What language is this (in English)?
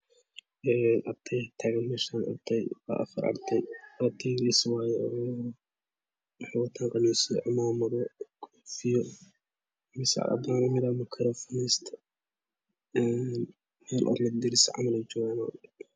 Somali